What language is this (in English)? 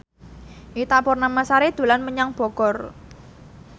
Javanese